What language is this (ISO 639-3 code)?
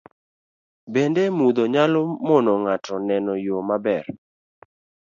luo